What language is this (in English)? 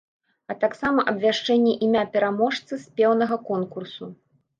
Belarusian